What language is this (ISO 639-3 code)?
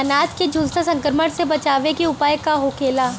bho